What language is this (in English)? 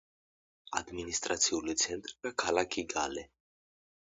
Georgian